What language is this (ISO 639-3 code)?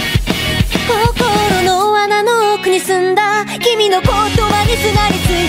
kor